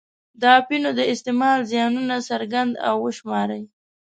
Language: Pashto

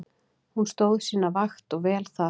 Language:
Icelandic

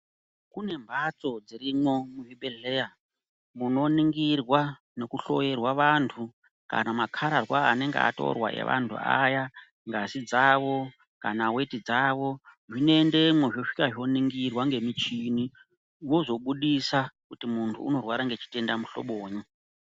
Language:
Ndau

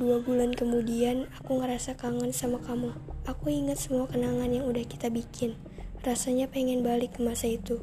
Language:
Indonesian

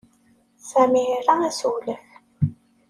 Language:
Kabyle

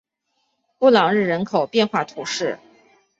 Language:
Chinese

